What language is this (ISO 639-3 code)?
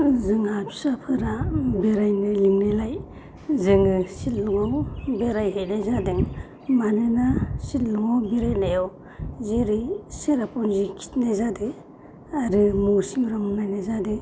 brx